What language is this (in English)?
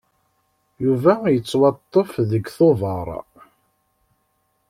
Kabyle